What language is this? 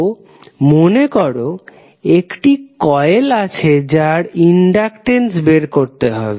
Bangla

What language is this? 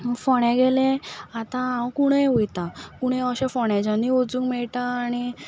Konkani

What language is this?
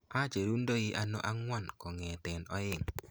Kalenjin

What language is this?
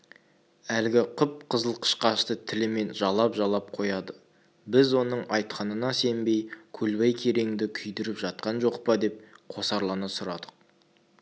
Kazakh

